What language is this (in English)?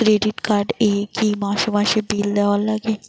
Bangla